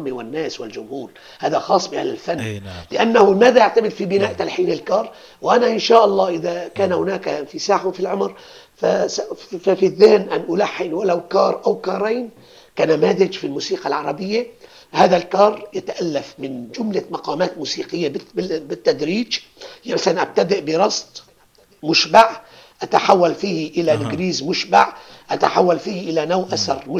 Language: Arabic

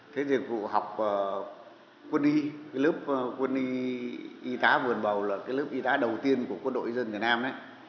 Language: Vietnamese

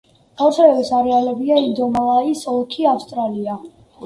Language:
Georgian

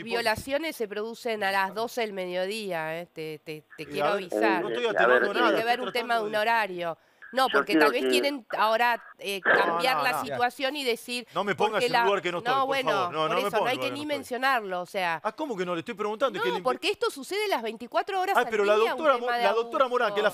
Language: Spanish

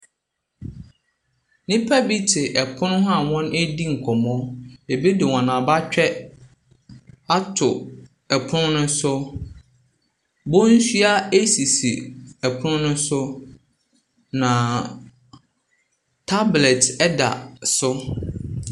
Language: Akan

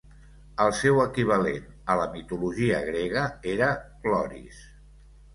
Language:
Catalan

